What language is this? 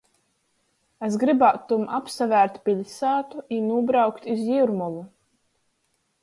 Latgalian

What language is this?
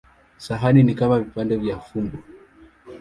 Swahili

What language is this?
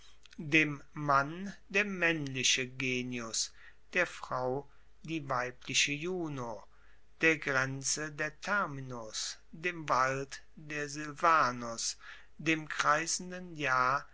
German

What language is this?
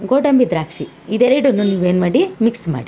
Kannada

